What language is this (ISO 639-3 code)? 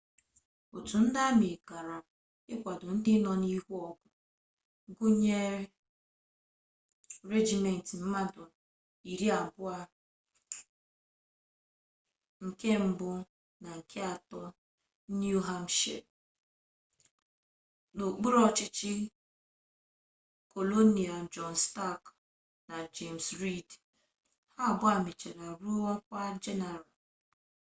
ibo